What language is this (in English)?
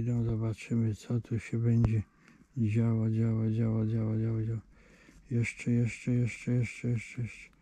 Polish